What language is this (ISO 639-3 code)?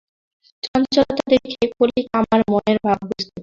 ben